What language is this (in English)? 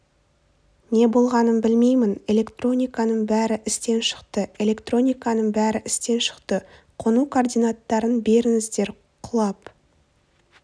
Kazakh